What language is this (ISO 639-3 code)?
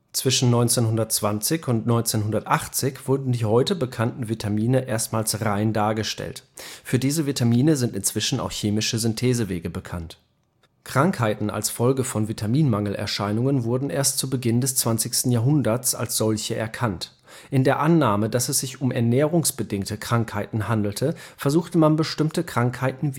deu